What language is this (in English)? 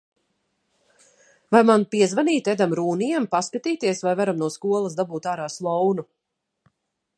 Latvian